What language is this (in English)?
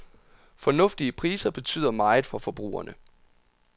Danish